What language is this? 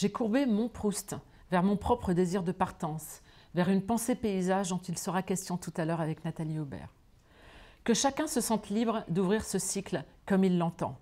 French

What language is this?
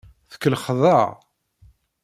Kabyle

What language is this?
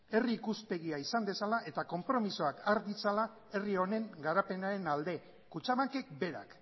Basque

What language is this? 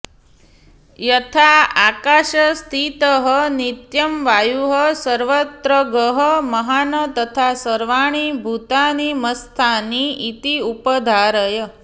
Sanskrit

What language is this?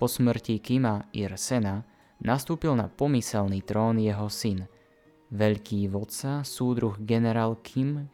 Slovak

